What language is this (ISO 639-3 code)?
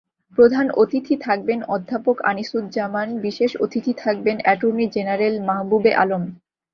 ben